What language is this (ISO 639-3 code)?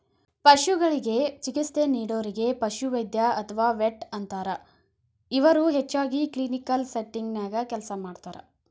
kan